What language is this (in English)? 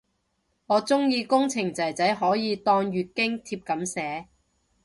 Cantonese